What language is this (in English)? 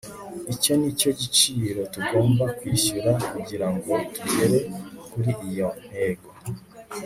Kinyarwanda